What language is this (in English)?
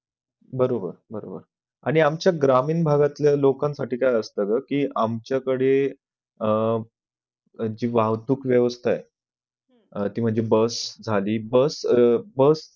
Marathi